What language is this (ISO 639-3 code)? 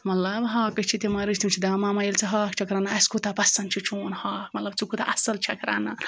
kas